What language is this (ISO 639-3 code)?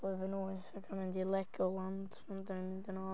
cym